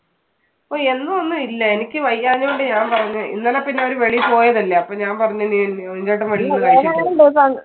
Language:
Malayalam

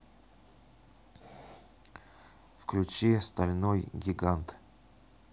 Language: Russian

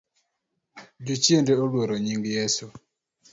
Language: Luo (Kenya and Tanzania)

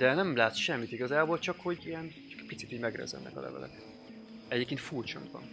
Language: Hungarian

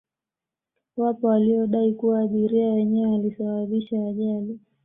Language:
Swahili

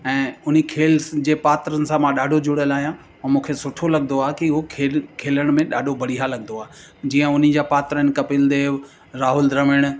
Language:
Sindhi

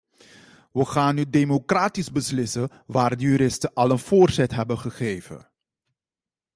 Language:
Dutch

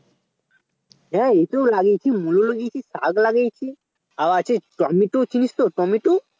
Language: Bangla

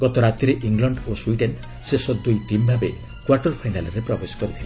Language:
Odia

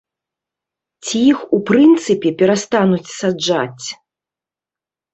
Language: Belarusian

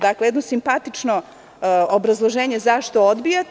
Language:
Serbian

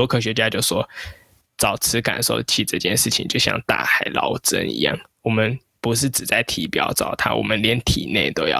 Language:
Chinese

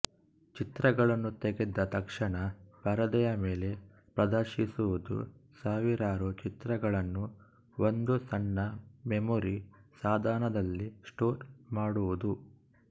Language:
Kannada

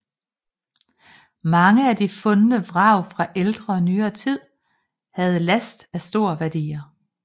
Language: Danish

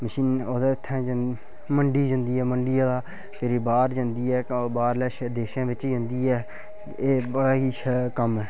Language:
Dogri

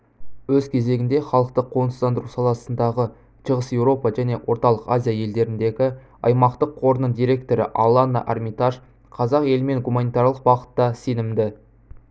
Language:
Kazakh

